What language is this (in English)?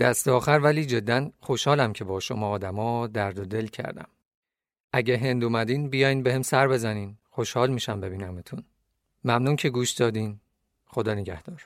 Persian